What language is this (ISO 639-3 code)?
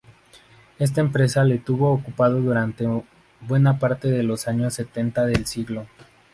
spa